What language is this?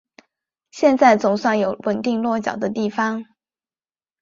Chinese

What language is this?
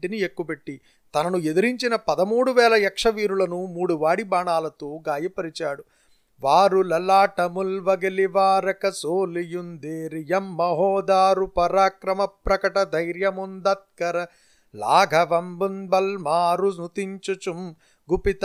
Telugu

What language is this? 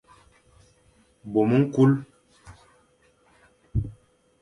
Fang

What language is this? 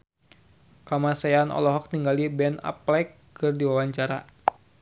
Sundanese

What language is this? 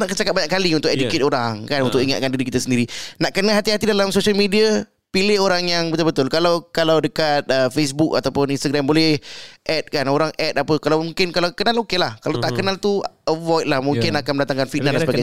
Malay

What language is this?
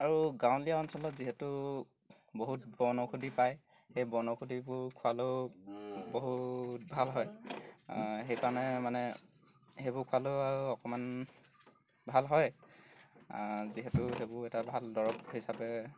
Assamese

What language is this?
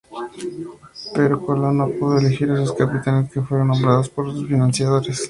Spanish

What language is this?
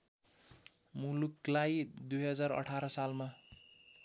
Nepali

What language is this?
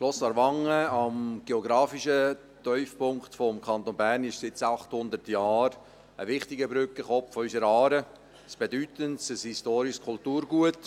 Swiss German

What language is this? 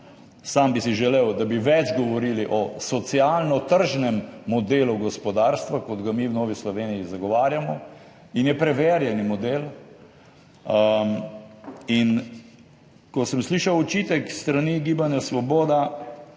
Slovenian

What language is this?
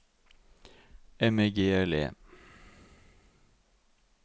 Norwegian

